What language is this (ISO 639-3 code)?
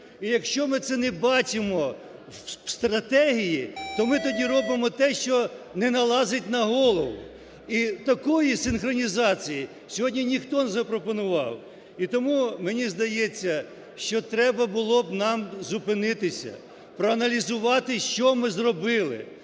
ukr